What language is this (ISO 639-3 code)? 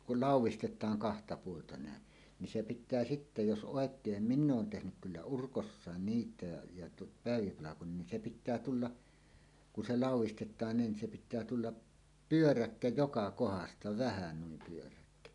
fin